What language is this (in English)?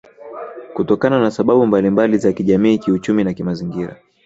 Swahili